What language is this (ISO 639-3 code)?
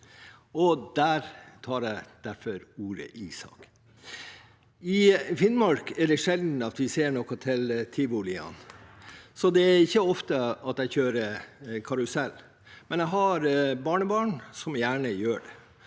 nor